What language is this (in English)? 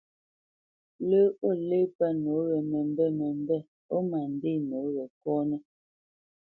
Bamenyam